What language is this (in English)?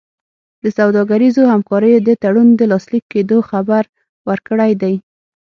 Pashto